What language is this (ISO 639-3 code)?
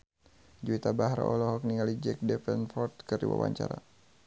sun